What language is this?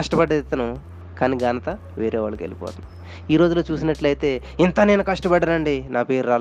Telugu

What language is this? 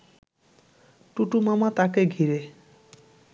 Bangla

